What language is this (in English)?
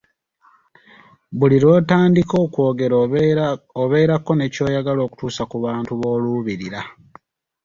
Ganda